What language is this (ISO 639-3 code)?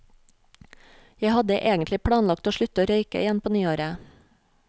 nor